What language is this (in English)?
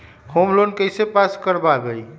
Magahi